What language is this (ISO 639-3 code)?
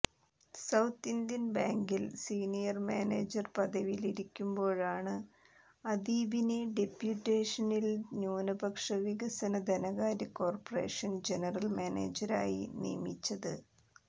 mal